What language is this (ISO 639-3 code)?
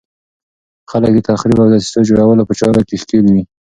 pus